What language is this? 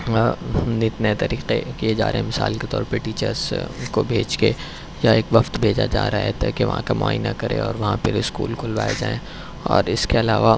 Urdu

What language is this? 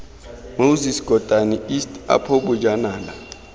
Tswana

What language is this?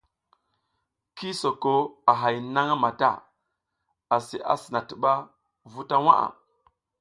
South Giziga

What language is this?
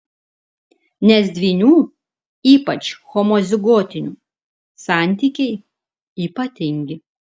Lithuanian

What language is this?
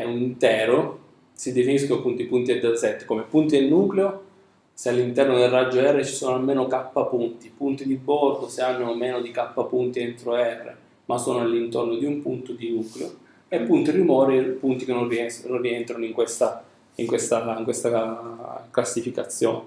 Italian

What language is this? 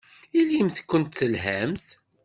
Kabyle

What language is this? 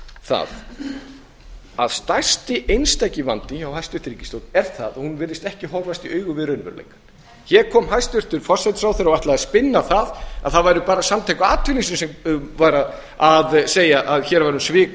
Icelandic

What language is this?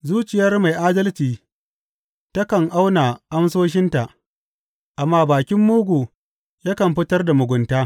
Hausa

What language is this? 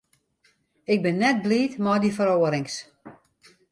Western Frisian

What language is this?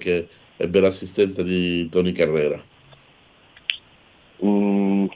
Italian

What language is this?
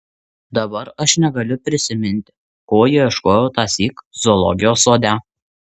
Lithuanian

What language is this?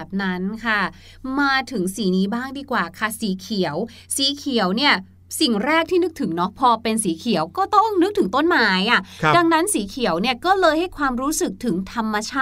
Thai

